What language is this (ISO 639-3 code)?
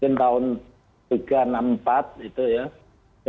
ind